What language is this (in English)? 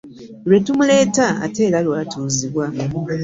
Ganda